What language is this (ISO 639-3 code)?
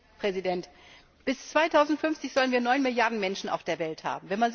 deu